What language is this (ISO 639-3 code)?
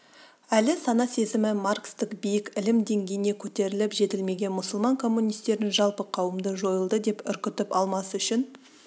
kaz